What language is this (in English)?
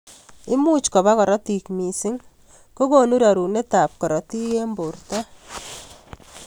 Kalenjin